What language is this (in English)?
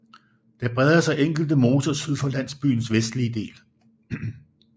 Danish